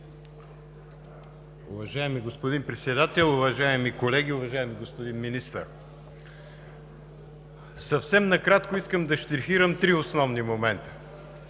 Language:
Bulgarian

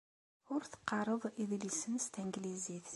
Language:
Kabyle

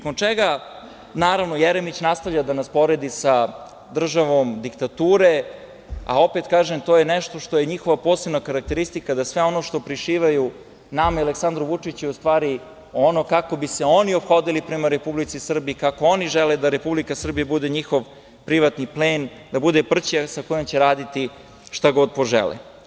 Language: Serbian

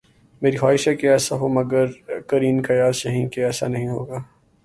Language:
Urdu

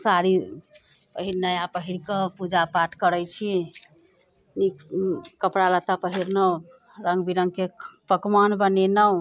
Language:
Maithili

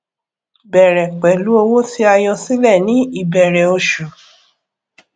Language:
Yoruba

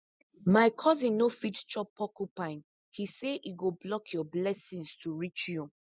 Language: Nigerian Pidgin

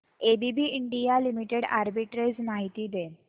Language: Marathi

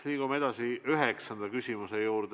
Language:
Estonian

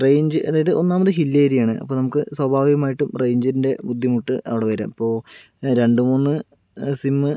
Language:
Malayalam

